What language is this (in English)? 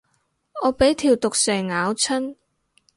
Cantonese